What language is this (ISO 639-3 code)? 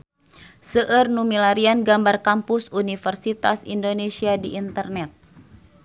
sun